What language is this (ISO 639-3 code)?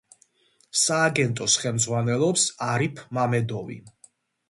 kat